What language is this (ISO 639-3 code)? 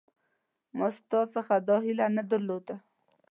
pus